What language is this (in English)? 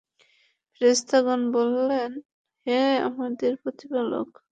Bangla